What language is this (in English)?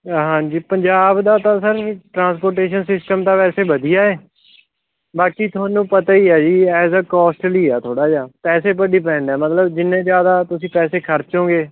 Punjabi